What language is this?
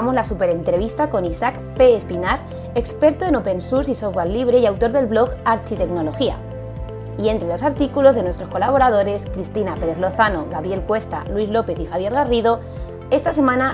Spanish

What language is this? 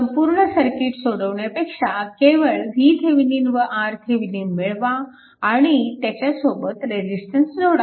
Marathi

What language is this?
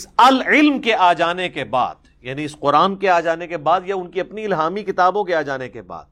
Urdu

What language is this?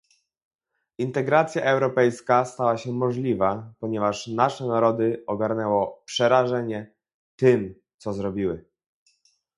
Polish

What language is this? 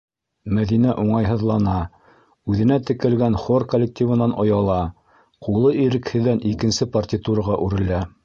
Bashkir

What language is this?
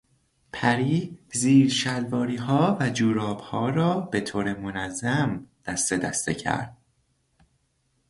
Persian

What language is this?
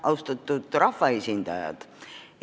Estonian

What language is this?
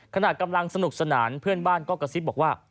Thai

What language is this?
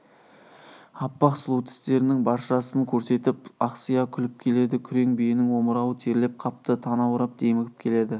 Kazakh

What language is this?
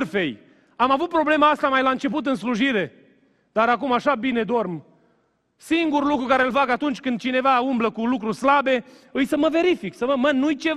Romanian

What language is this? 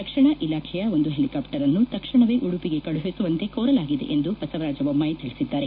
Kannada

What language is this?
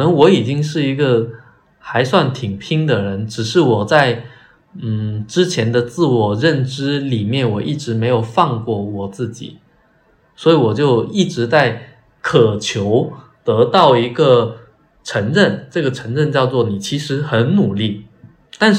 Chinese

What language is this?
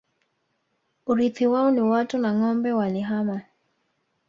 Swahili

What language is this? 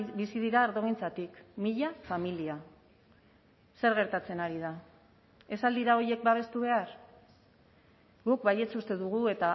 Basque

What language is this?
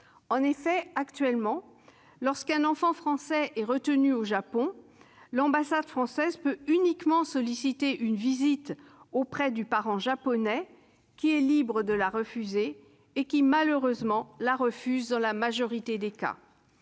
French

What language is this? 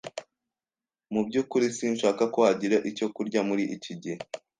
Kinyarwanda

